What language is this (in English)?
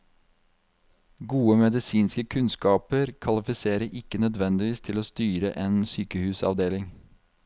Norwegian